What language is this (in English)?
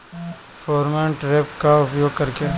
Bhojpuri